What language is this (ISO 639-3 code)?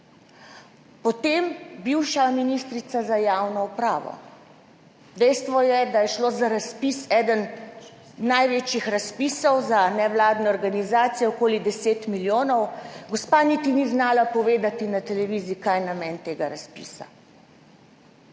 slv